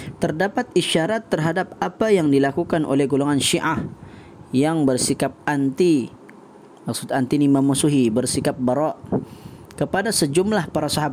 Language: Malay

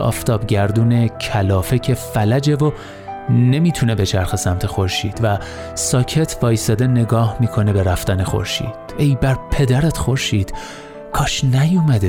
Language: Persian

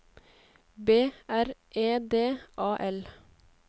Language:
Norwegian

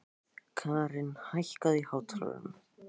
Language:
Icelandic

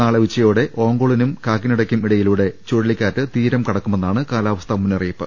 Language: Malayalam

